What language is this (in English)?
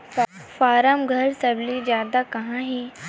Chhattisgarhi